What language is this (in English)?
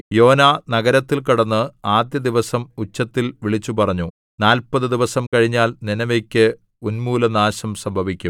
Malayalam